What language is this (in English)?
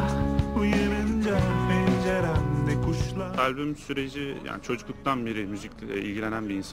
Turkish